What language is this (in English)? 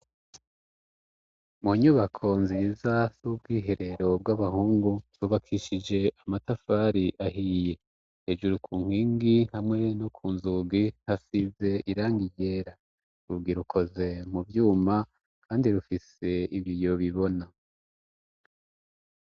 Rundi